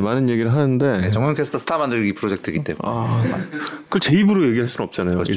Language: Korean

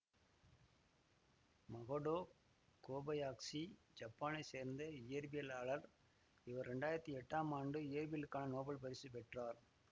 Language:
Tamil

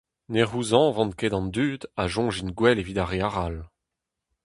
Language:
Breton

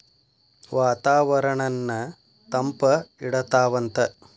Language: Kannada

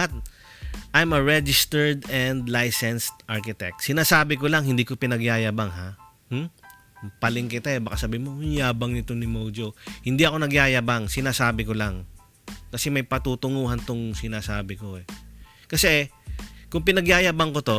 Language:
Filipino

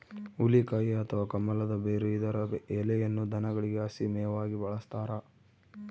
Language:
Kannada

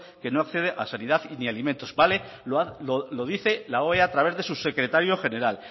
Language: Spanish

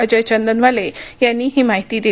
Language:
Marathi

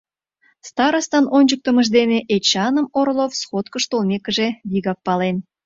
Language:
Mari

